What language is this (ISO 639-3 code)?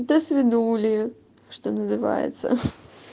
rus